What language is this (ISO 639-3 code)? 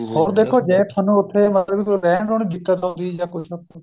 pan